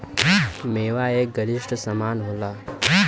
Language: Bhojpuri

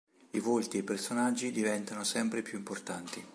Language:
Italian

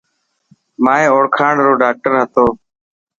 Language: Dhatki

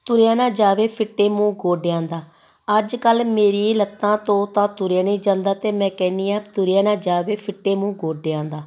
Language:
Punjabi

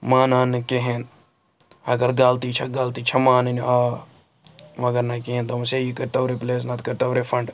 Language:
Kashmiri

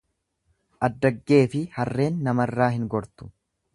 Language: Oromo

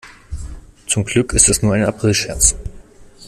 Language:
German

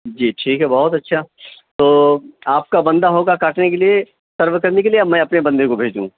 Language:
Urdu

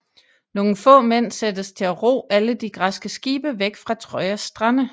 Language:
Danish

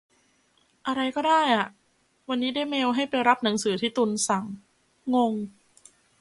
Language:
Thai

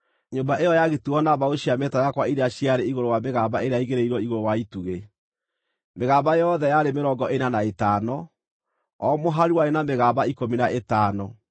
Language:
Kikuyu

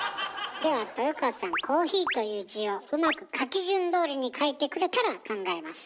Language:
Japanese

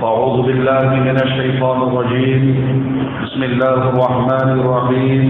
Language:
Arabic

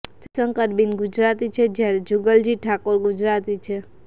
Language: Gujarati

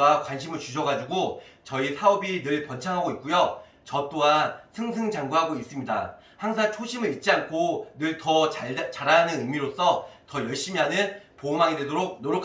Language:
Korean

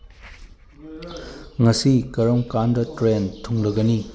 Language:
Manipuri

